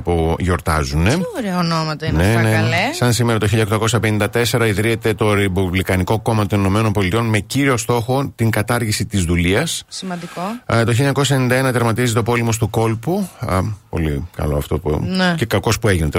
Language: Greek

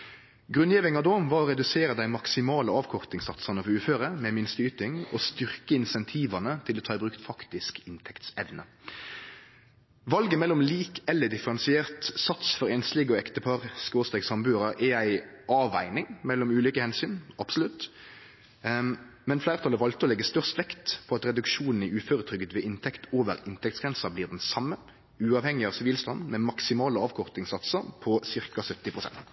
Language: Norwegian Nynorsk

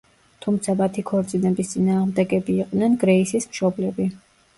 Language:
Georgian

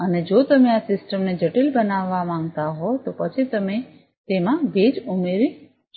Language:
Gujarati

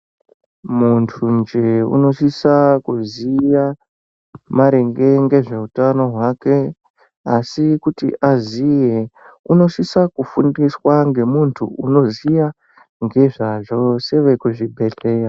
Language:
Ndau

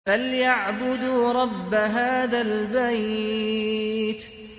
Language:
Arabic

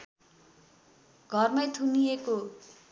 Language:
Nepali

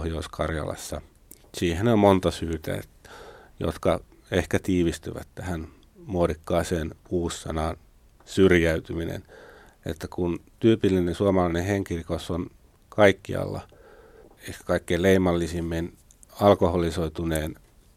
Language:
Finnish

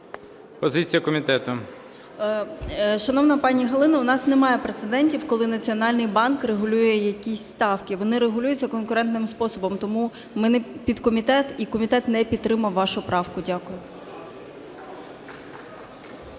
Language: Ukrainian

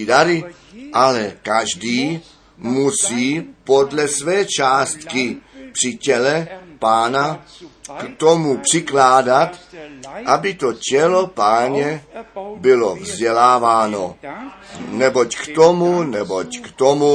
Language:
Czech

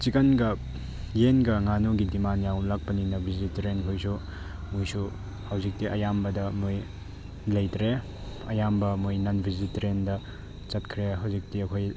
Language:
Manipuri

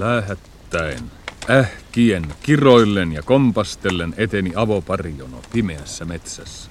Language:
Finnish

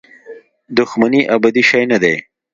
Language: Pashto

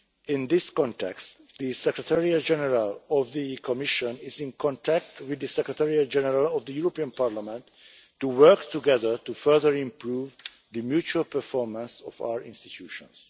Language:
English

